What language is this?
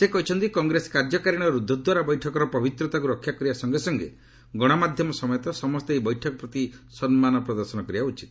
Odia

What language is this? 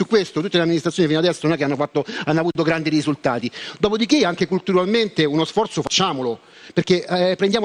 Italian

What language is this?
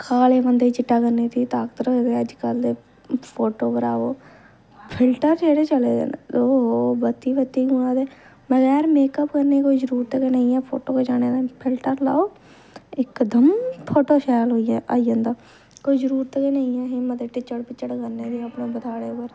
Dogri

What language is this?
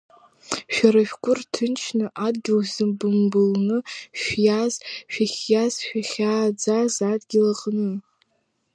Abkhazian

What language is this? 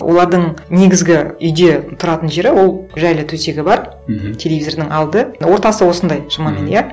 Kazakh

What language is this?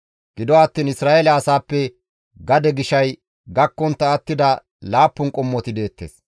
Gamo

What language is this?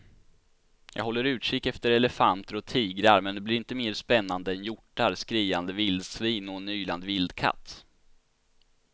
Swedish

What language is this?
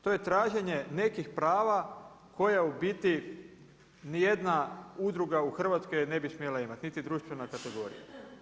Croatian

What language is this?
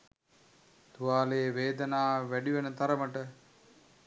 Sinhala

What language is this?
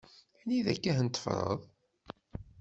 Kabyle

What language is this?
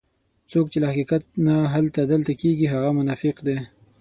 Pashto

